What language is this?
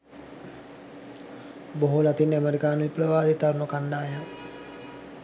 Sinhala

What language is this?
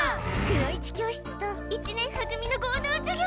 Japanese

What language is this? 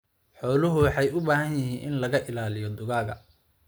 Somali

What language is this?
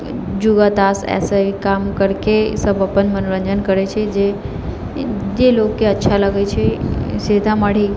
Maithili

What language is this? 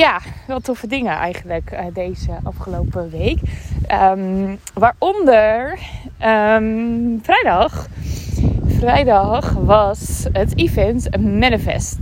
Dutch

